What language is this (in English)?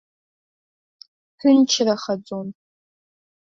Abkhazian